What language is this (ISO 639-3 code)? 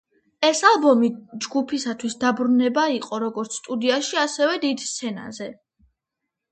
kat